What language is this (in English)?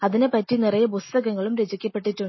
Malayalam